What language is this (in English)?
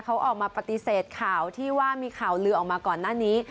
Thai